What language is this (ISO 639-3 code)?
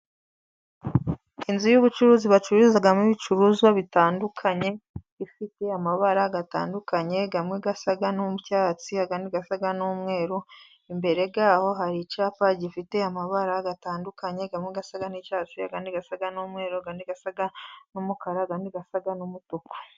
kin